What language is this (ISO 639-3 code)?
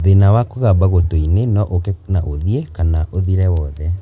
kik